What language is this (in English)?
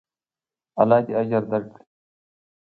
Pashto